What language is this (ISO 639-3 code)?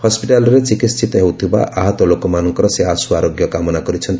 ori